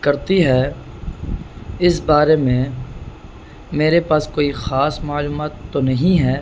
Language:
Urdu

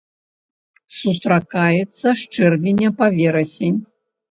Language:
Belarusian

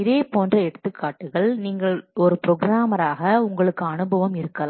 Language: Tamil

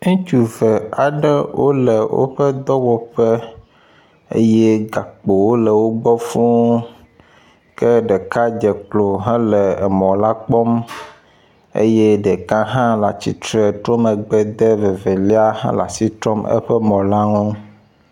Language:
Ewe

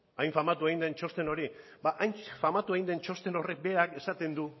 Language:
Basque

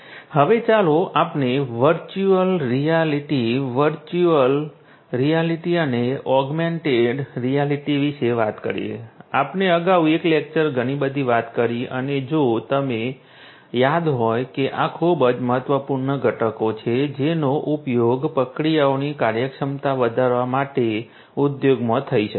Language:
Gujarati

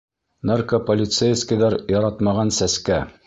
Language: Bashkir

